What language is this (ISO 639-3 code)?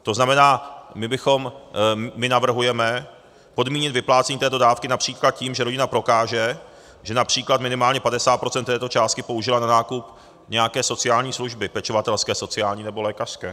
ces